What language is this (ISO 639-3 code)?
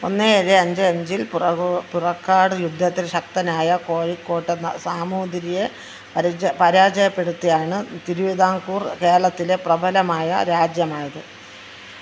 mal